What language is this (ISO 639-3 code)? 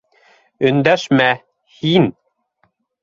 bak